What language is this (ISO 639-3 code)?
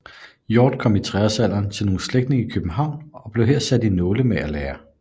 dan